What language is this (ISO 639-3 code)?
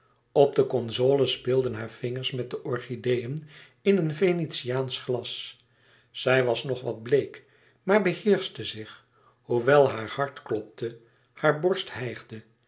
nld